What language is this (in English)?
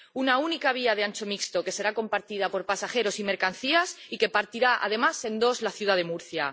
Spanish